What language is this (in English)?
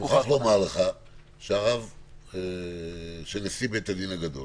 Hebrew